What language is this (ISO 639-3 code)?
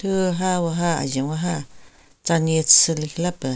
nre